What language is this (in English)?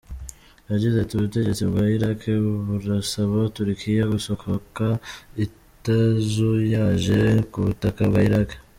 Kinyarwanda